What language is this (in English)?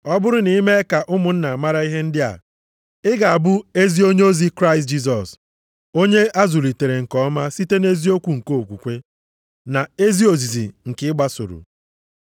Igbo